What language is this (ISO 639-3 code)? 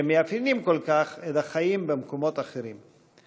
heb